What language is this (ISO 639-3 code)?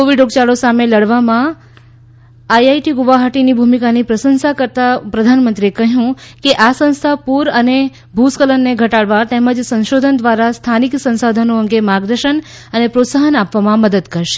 guj